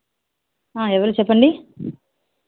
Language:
Telugu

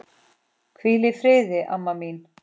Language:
Icelandic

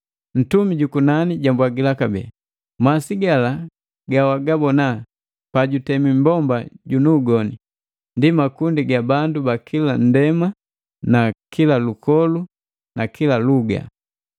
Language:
Matengo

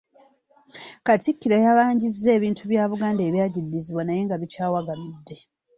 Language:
Ganda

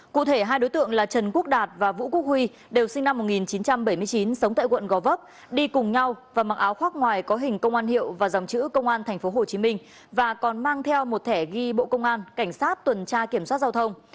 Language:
Vietnamese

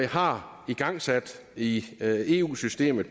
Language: Danish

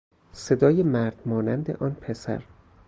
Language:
Persian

